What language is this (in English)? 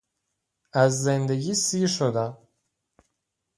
Persian